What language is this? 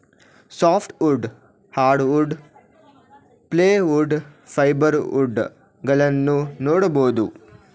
Kannada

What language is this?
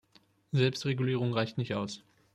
German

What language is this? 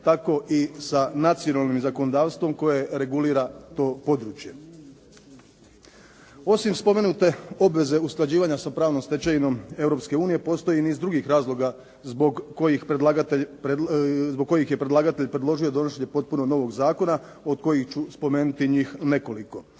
Croatian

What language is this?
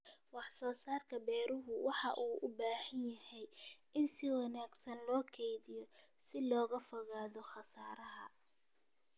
Somali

